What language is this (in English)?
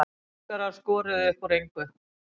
Icelandic